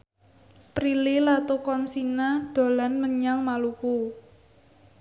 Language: Javanese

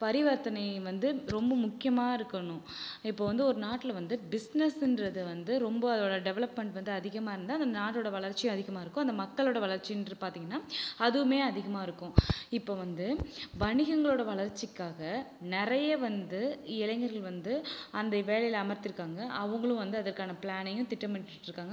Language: Tamil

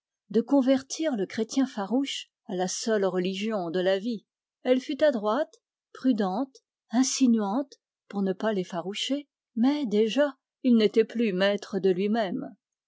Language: French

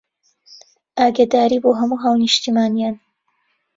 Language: Central Kurdish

